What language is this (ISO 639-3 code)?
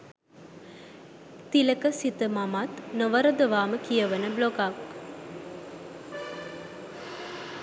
sin